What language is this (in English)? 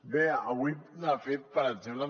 Catalan